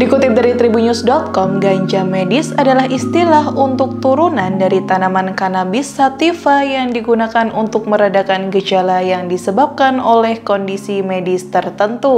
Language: Indonesian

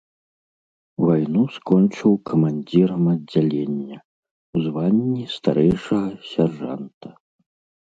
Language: Belarusian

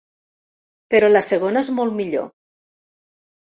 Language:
Catalan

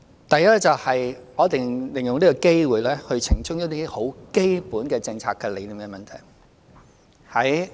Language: Cantonese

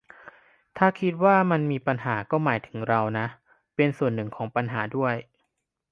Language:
Thai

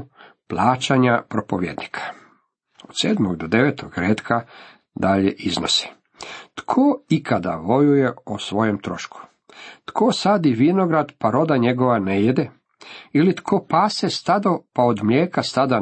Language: Croatian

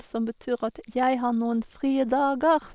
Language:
Norwegian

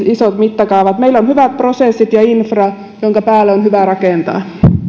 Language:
Finnish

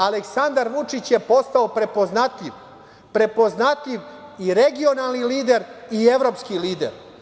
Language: Serbian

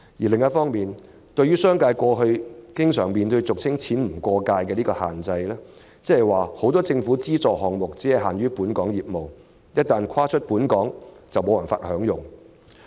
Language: Cantonese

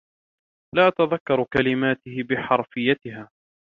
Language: Arabic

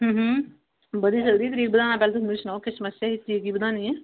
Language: Dogri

